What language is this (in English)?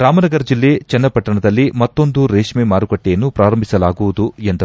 Kannada